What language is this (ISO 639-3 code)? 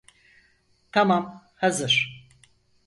tur